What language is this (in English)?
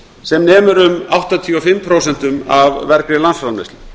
Icelandic